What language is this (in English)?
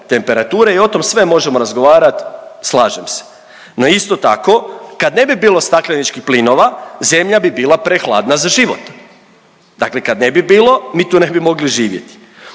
Croatian